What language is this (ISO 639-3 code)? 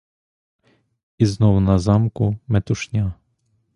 ukr